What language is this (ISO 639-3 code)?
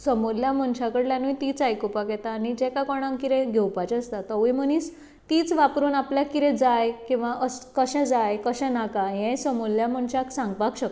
kok